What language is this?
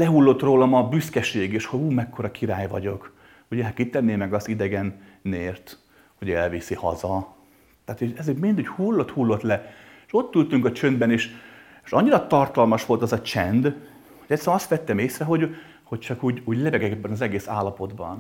Hungarian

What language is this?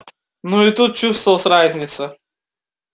Russian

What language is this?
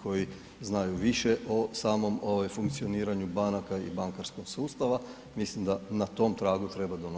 Croatian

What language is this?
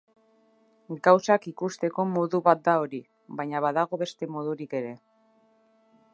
Basque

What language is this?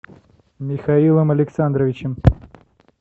Russian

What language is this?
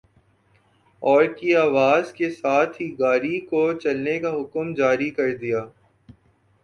Urdu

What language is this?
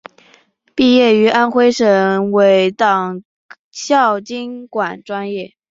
Chinese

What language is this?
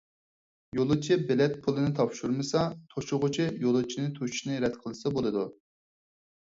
Uyghur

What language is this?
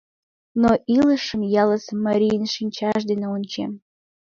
Mari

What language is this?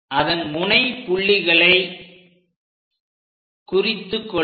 Tamil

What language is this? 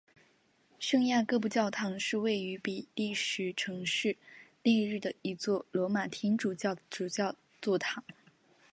Chinese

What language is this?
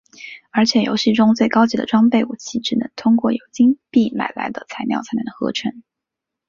Chinese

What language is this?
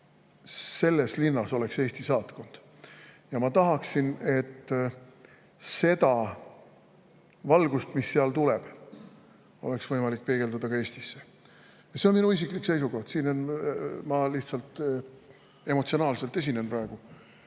Estonian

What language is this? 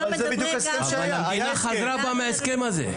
Hebrew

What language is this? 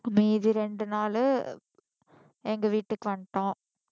Tamil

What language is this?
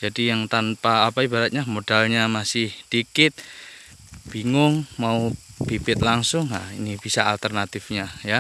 Indonesian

